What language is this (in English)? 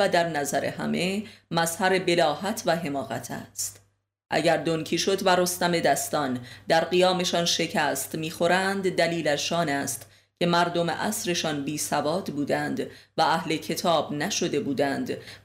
Persian